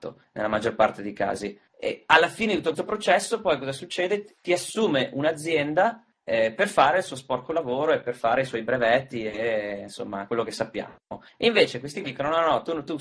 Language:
Italian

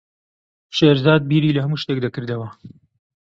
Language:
Central Kurdish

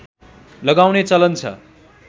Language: Nepali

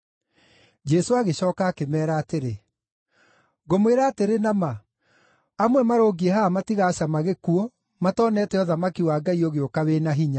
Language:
Kikuyu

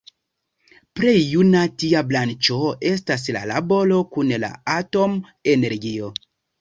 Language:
Esperanto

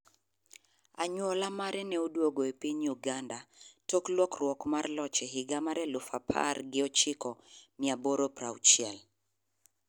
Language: Luo (Kenya and Tanzania)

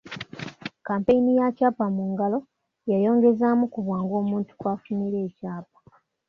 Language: Ganda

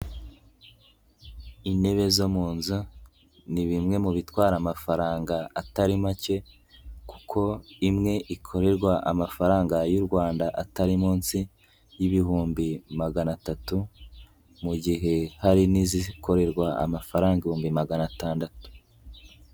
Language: Kinyarwanda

